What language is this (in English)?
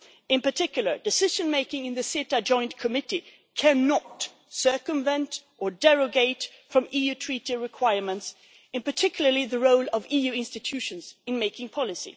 English